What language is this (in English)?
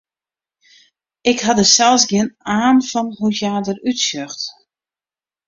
Western Frisian